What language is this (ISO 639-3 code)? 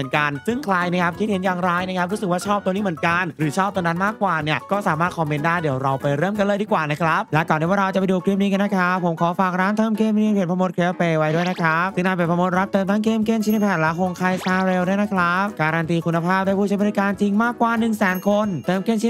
tha